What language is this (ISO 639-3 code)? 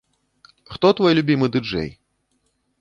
bel